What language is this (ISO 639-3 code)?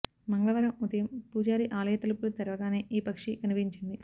tel